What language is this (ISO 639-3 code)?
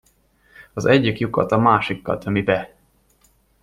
hun